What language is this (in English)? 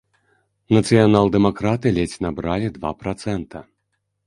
Belarusian